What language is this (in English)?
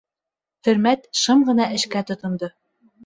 Bashkir